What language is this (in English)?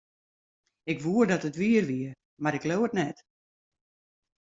Western Frisian